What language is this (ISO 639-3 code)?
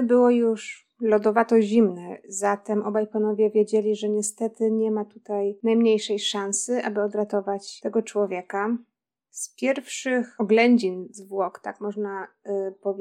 pol